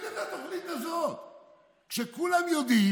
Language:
Hebrew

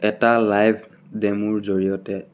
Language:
Assamese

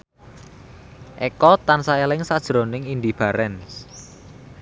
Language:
Javanese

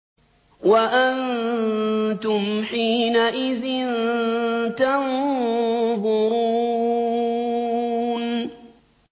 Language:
Arabic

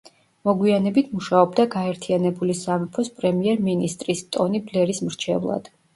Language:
Georgian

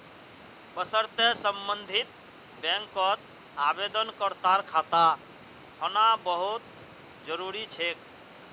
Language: Magahi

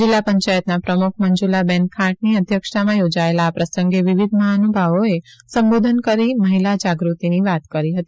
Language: Gujarati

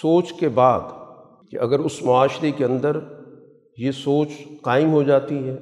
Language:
Urdu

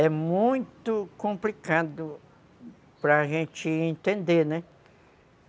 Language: Portuguese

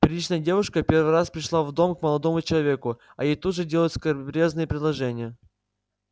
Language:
Russian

